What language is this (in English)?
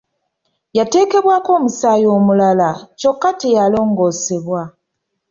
Ganda